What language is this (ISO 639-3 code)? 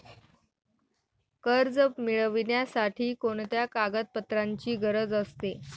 mar